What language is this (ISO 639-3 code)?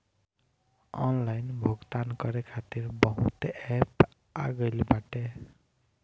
bho